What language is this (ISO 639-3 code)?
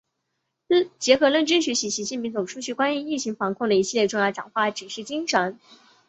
zho